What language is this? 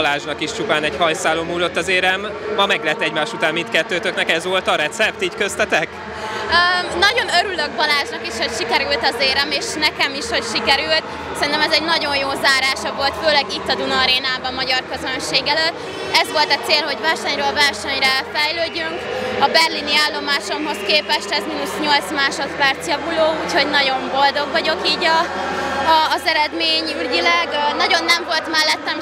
Hungarian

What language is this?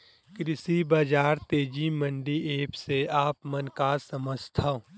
Chhattisgarhi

